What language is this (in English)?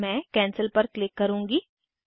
Hindi